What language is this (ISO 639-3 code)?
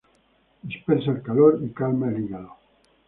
spa